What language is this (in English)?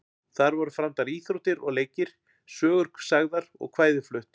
Icelandic